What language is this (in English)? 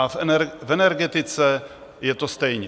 Czech